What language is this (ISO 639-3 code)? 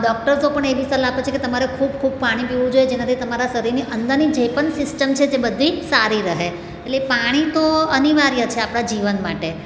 guj